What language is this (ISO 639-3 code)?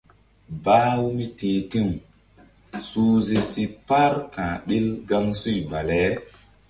mdd